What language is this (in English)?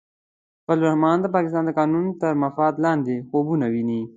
Pashto